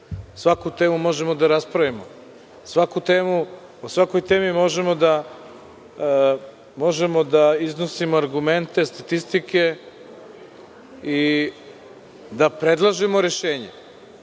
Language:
Serbian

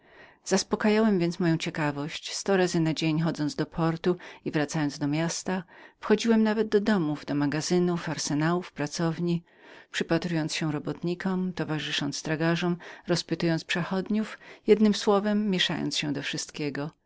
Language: Polish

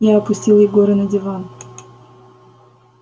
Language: Russian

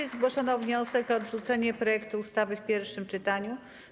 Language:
Polish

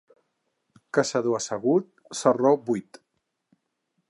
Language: Catalan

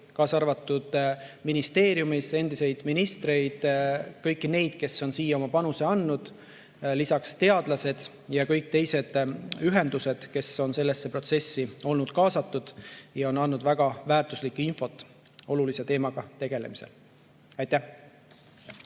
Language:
Estonian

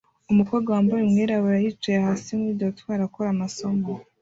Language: Kinyarwanda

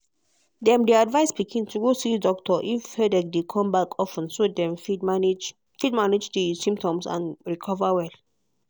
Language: Nigerian Pidgin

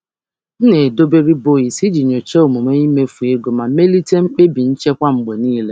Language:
Igbo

